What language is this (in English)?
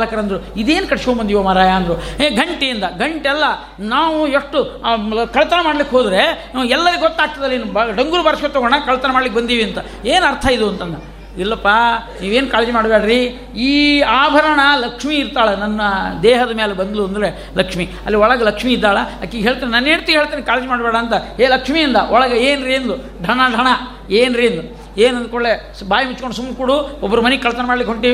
Kannada